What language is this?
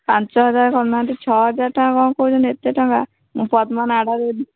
Odia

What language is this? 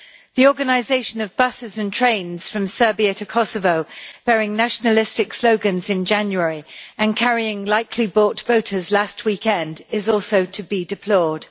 English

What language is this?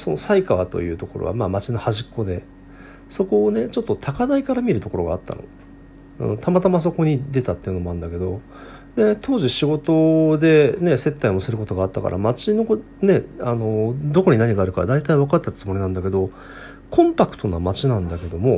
Japanese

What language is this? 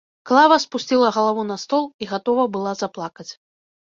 Belarusian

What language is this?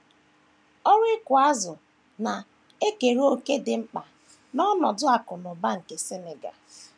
Igbo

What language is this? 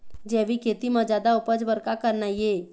Chhattisgarhi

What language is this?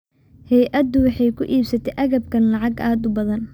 Somali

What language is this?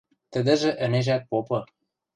Western Mari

